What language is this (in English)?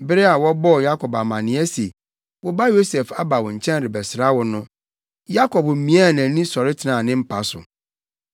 Akan